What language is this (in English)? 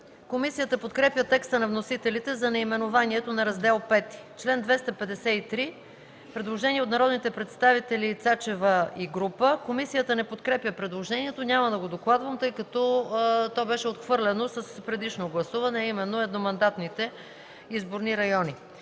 Bulgarian